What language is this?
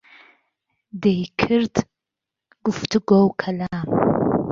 Central Kurdish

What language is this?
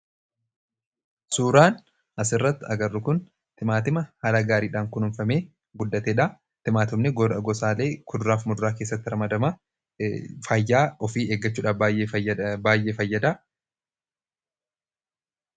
Oromo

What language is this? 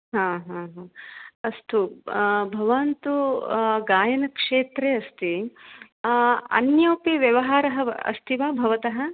Sanskrit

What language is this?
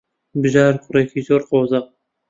Central Kurdish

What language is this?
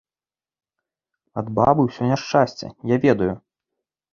Belarusian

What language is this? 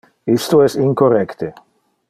Interlingua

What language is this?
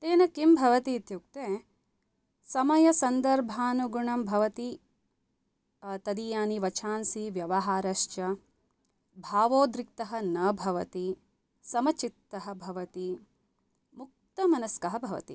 Sanskrit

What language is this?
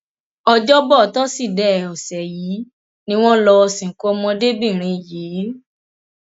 Yoruba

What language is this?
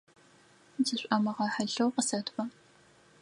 Adyghe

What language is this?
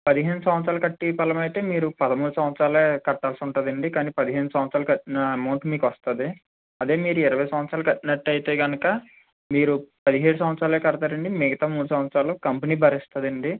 Telugu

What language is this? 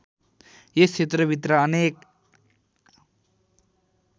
Nepali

